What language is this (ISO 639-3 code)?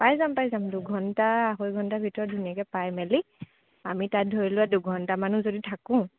asm